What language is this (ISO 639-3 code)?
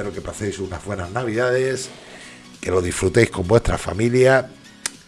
spa